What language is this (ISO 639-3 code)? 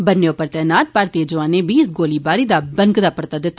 doi